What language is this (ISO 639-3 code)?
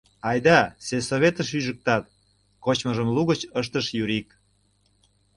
chm